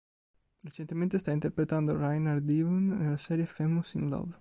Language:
Italian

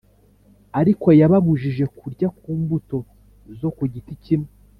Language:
Kinyarwanda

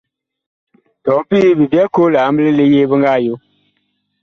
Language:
Bakoko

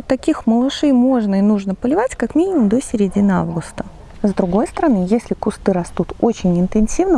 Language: Russian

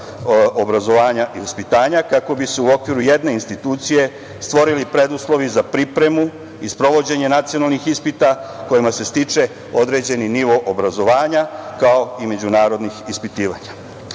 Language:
Serbian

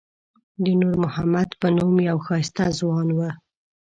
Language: Pashto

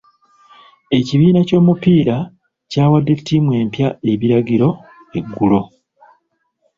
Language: Ganda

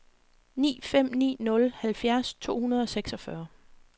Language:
Danish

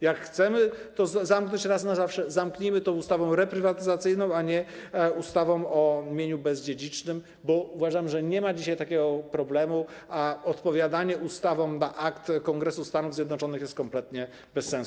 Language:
Polish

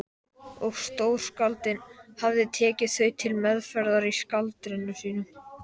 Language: Icelandic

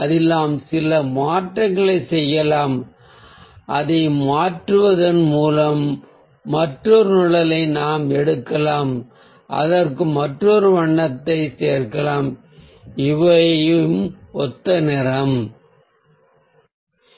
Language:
Tamil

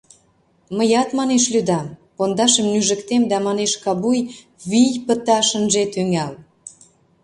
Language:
Mari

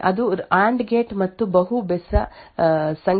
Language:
Kannada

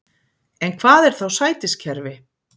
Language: Icelandic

